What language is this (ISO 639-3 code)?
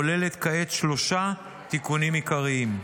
heb